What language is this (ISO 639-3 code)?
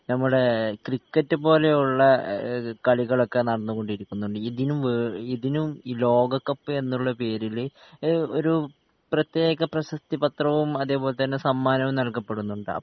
mal